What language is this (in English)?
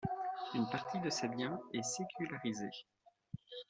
French